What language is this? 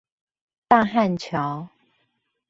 Chinese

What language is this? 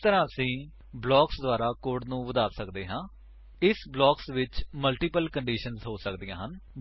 Punjabi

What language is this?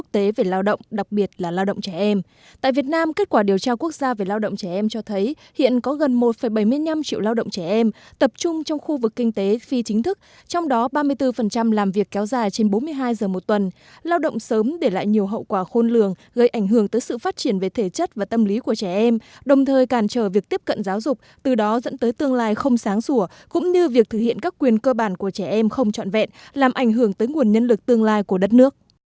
Vietnamese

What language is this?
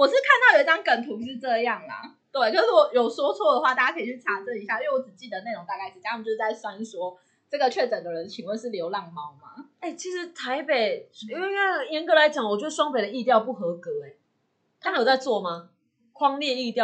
Chinese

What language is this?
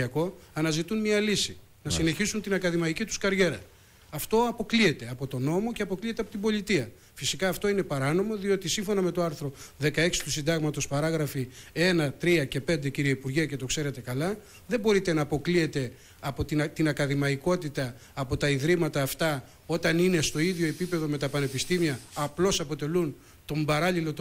Greek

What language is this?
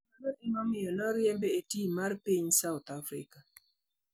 Luo (Kenya and Tanzania)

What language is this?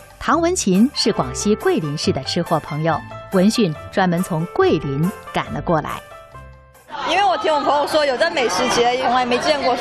Chinese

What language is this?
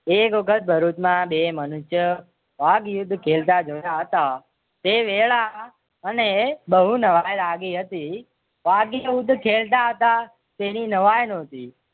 Gujarati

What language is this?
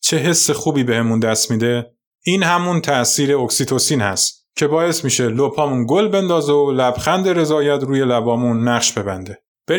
Persian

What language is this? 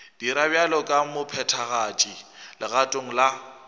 Northern Sotho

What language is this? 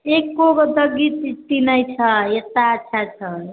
Maithili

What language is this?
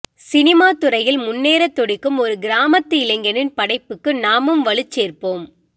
Tamil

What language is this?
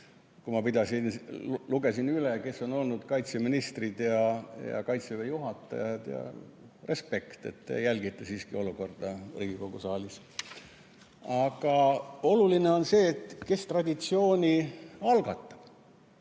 Estonian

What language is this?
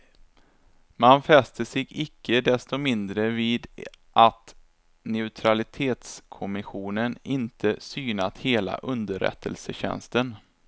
Swedish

